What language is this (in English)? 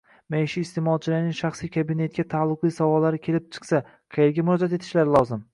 Uzbek